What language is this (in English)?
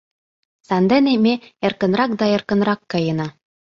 Mari